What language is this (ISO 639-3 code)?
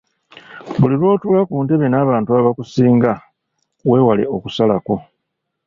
lug